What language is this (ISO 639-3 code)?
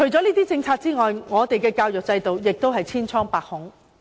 yue